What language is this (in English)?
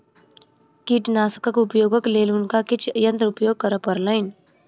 Maithili